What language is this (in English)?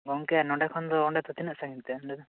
Santali